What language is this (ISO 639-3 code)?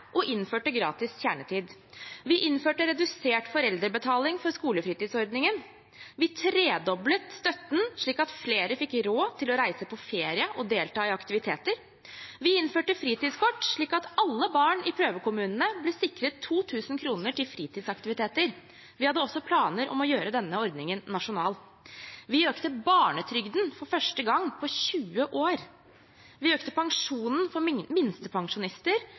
nob